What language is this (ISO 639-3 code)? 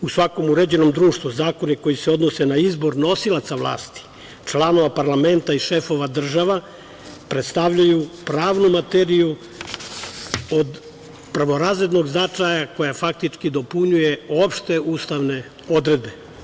srp